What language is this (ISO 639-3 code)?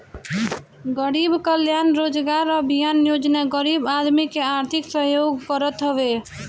bho